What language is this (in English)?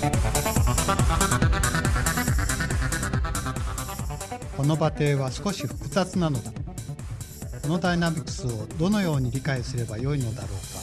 Japanese